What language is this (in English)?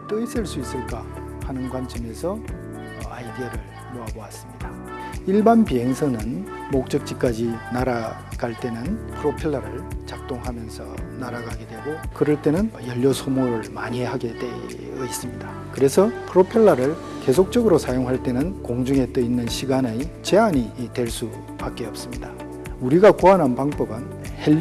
Korean